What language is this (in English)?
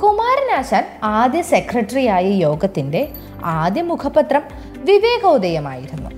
Malayalam